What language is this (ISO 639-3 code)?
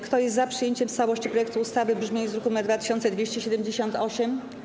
pol